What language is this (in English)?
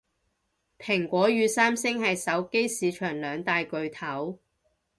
Cantonese